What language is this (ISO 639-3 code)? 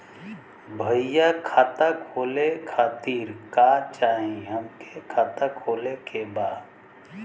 bho